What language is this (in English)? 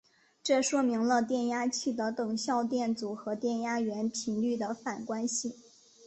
Chinese